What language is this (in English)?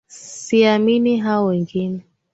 Swahili